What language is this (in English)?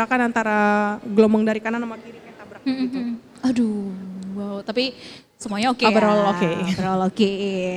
Indonesian